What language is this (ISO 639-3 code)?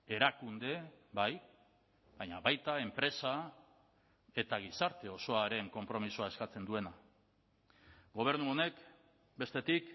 eus